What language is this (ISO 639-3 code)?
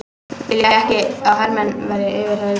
isl